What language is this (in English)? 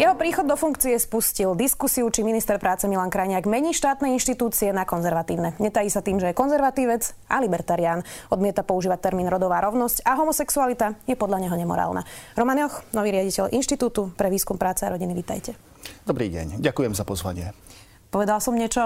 Slovak